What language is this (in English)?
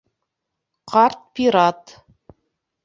Bashkir